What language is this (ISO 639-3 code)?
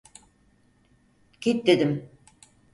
tur